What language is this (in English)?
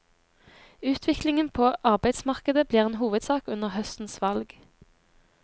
Norwegian